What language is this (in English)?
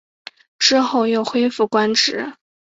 Chinese